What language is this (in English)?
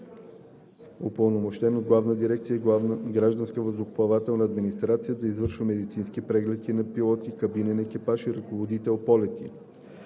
Bulgarian